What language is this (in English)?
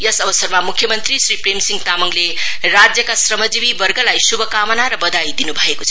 Nepali